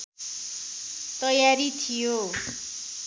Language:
Nepali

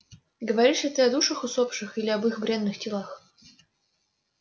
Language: Russian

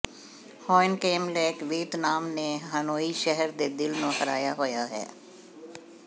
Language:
Punjabi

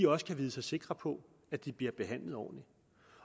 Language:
Danish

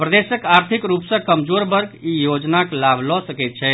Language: Maithili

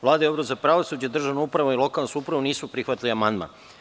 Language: Serbian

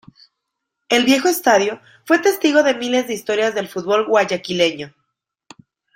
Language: Spanish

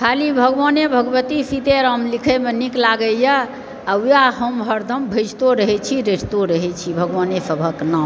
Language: Maithili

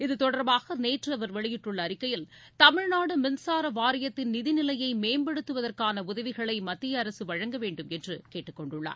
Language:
Tamil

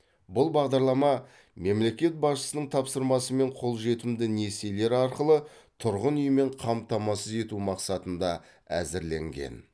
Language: Kazakh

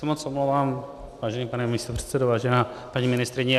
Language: Czech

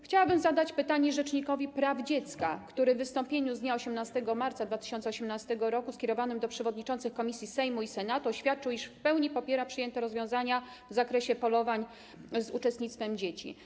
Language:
Polish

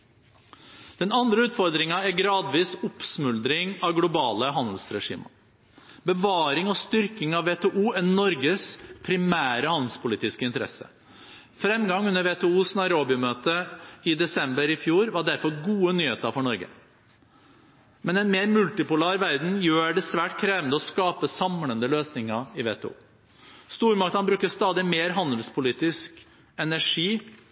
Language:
Norwegian Bokmål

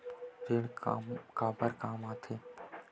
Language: Chhattisgarhi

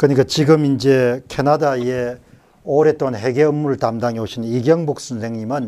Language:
Korean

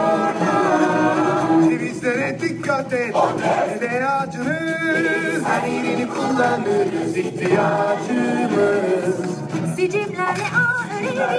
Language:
Turkish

